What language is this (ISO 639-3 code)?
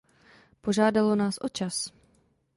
ces